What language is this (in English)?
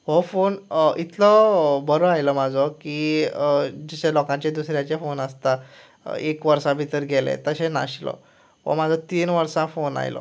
Konkani